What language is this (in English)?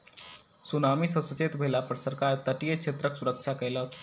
Maithili